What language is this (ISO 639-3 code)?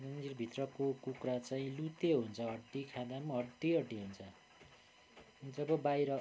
nep